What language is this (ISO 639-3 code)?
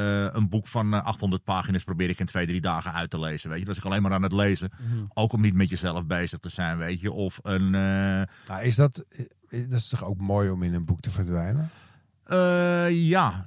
nld